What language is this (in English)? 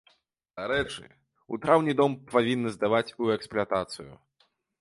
Belarusian